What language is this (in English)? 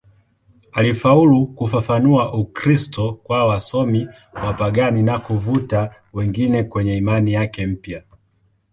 Swahili